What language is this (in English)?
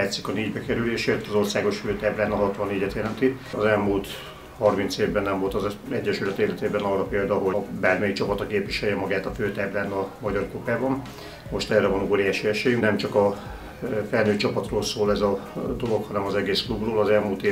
Hungarian